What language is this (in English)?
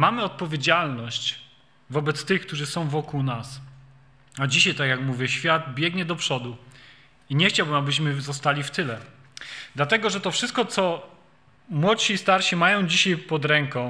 Polish